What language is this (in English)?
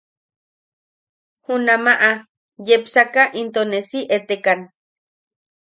Yaqui